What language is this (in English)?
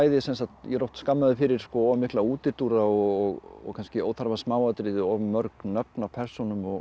Icelandic